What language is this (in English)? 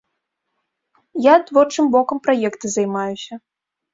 Belarusian